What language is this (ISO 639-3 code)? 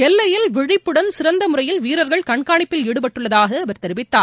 tam